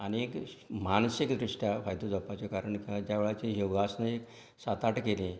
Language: Konkani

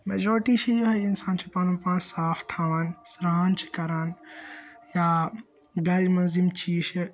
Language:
Kashmiri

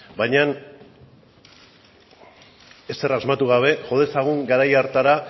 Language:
Basque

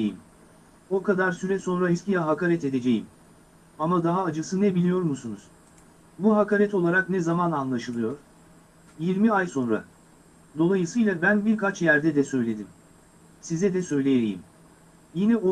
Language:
Turkish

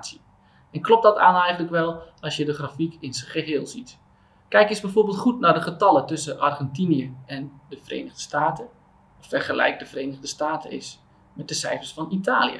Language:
Dutch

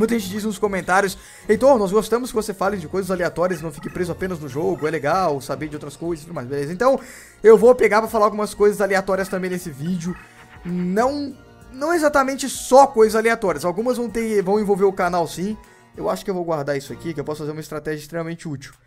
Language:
Portuguese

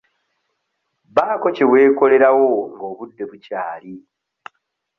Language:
Ganda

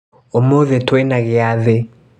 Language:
Kikuyu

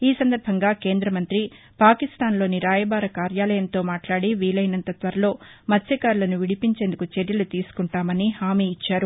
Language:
Telugu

